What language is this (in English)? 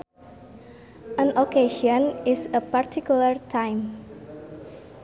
Sundanese